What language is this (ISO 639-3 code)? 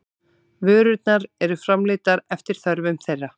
isl